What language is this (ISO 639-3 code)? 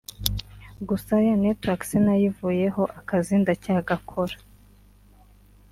kin